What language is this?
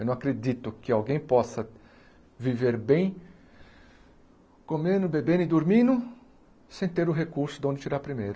Portuguese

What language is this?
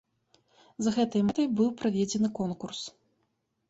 Belarusian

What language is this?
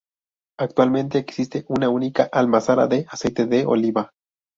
Spanish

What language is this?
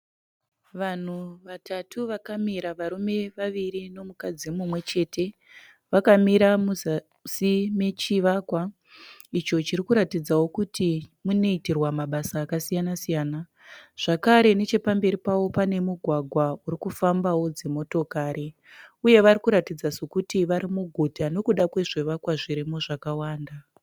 Shona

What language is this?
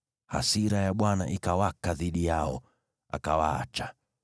Swahili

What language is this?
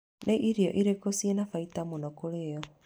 Kikuyu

